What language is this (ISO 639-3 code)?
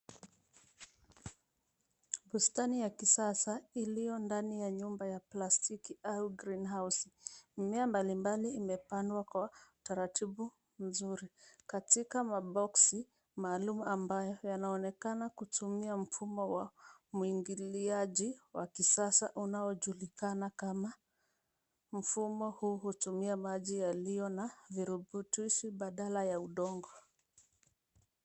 swa